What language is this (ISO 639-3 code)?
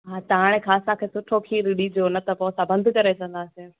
snd